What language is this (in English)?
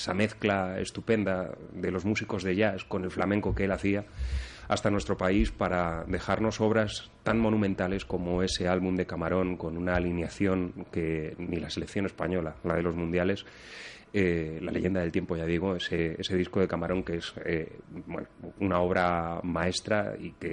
Spanish